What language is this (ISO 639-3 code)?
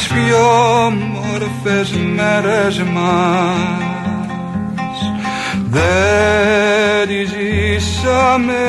ell